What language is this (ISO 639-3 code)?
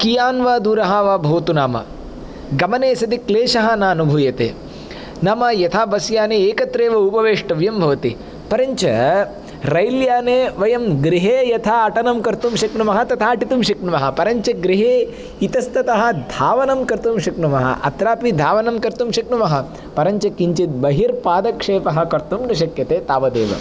san